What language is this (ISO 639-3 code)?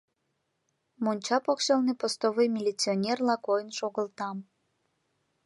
chm